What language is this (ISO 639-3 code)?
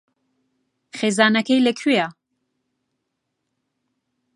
ckb